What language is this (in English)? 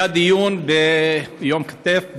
Hebrew